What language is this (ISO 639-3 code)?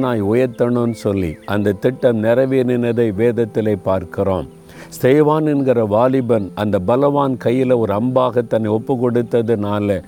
tam